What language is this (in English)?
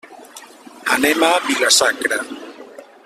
Catalan